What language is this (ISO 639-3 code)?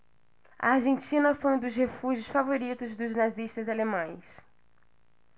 por